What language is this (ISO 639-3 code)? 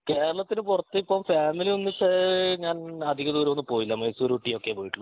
mal